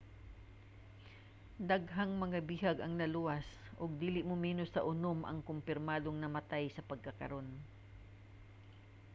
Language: Cebuano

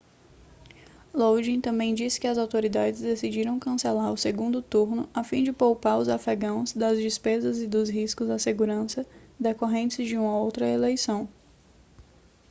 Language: Portuguese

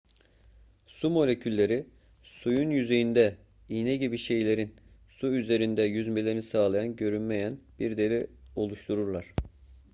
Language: Turkish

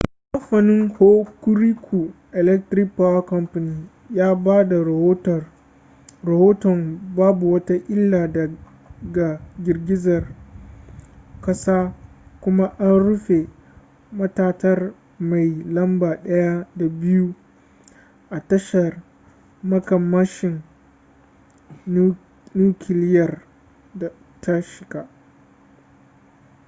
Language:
Hausa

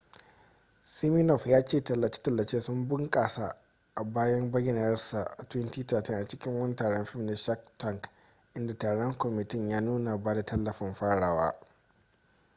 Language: Hausa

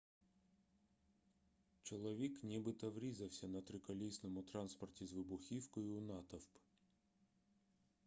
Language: Ukrainian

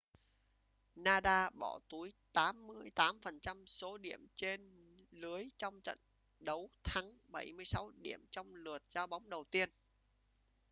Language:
Vietnamese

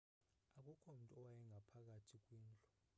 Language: Xhosa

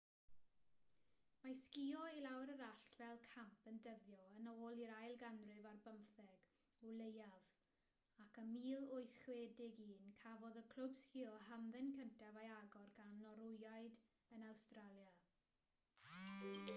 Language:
Welsh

